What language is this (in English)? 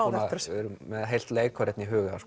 Icelandic